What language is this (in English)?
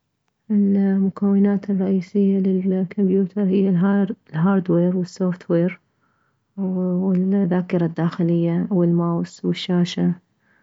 Mesopotamian Arabic